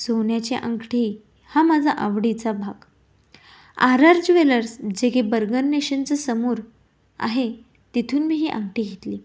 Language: Marathi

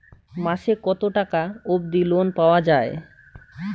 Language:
Bangla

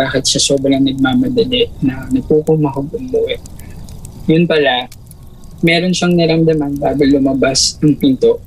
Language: Filipino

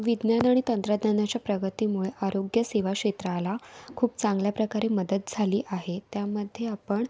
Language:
Marathi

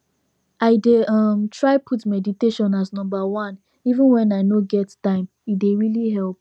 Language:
Nigerian Pidgin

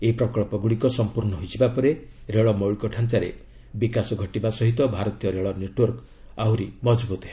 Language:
Odia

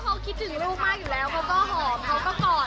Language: Thai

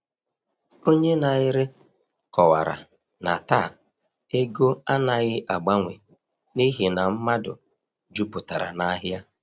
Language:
Igbo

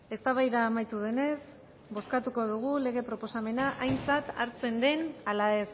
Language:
Basque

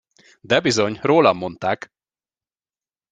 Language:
Hungarian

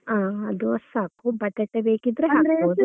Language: Kannada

